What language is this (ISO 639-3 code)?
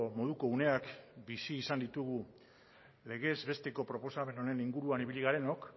eus